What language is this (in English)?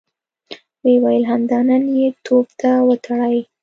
Pashto